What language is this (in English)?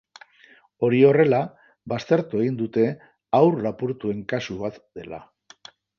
Basque